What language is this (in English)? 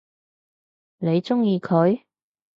Cantonese